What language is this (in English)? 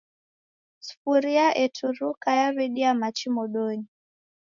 Taita